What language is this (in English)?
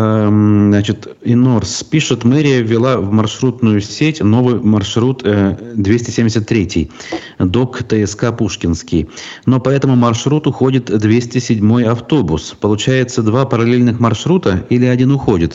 Russian